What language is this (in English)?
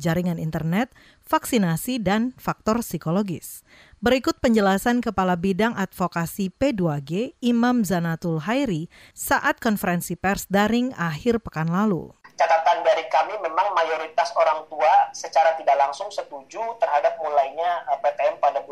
Indonesian